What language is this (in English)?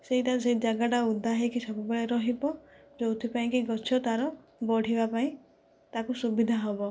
Odia